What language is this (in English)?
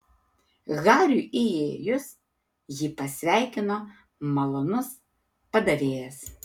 Lithuanian